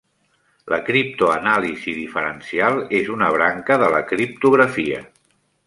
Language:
Catalan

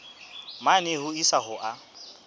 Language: Southern Sotho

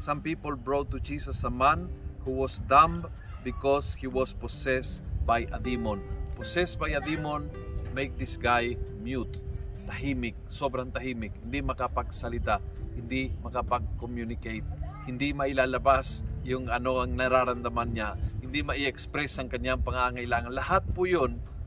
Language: Filipino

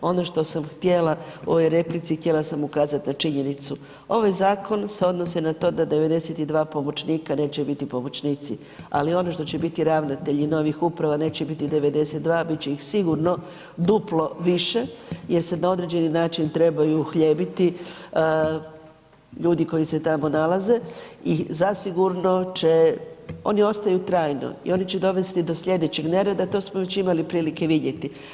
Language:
Croatian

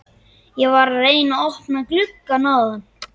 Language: Icelandic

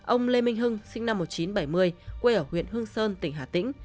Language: Vietnamese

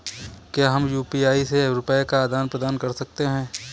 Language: Hindi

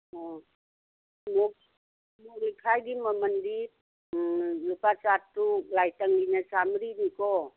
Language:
Manipuri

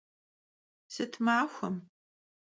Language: Kabardian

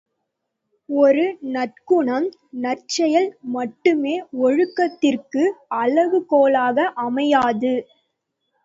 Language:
Tamil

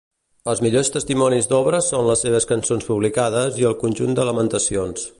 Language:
Catalan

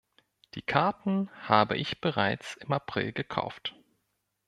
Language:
German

